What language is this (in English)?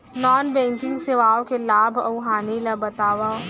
Chhattisgarhi